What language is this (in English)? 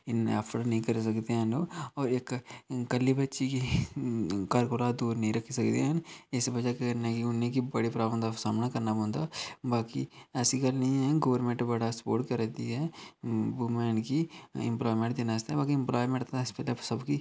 Dogri